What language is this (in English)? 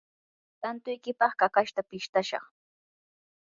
Yanahuanca Pasco Quechua